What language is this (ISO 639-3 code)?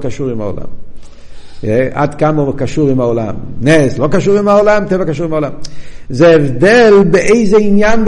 heb